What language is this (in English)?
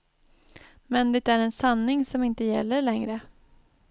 Swedish